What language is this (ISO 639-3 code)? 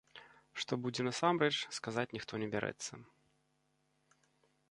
bel